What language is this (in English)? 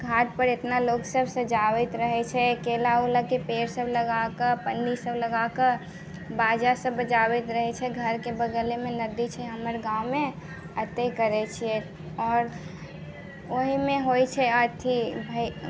Maithili